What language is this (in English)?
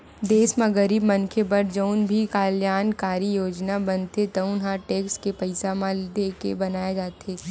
Chhattisgarhi